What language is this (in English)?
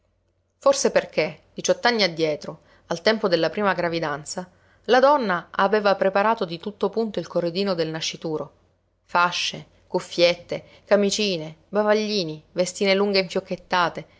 Italian